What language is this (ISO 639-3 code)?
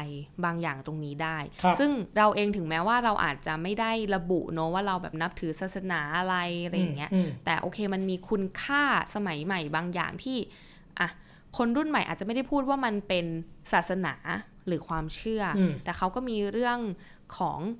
tha